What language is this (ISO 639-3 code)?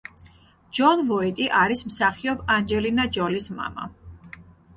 kat